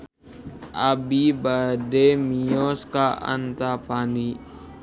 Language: Sundanese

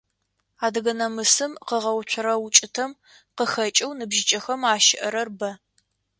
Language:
Adyghe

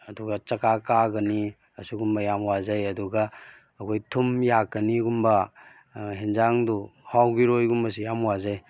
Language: Manipuri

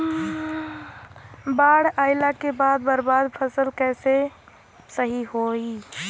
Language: Bhojpuri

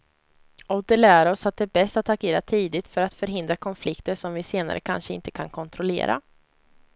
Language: Swedish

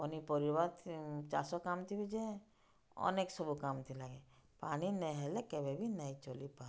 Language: Odia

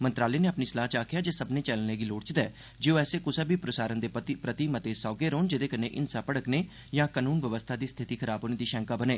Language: Dogri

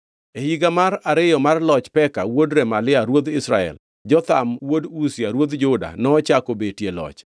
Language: Luo (Kenya and Tanzania)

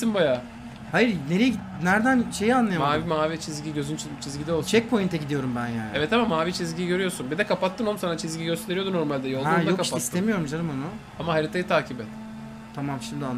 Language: Turkish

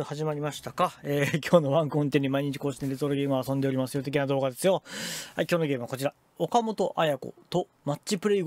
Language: Japanese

